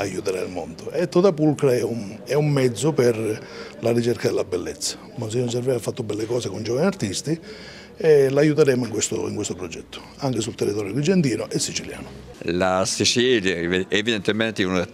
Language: Italian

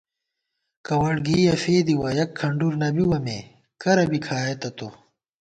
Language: Gawar-Bati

